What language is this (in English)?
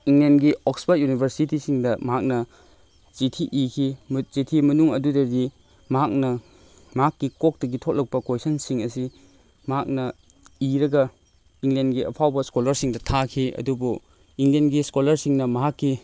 Manipuri